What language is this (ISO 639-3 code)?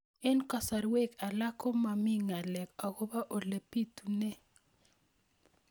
kln